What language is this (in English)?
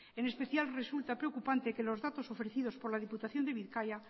Spanish